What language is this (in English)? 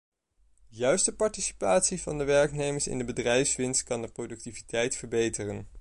Dutch